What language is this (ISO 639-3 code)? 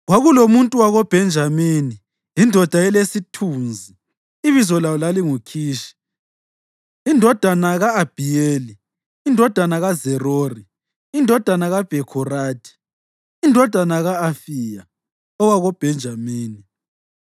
nde